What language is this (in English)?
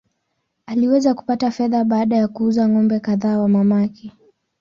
Swahili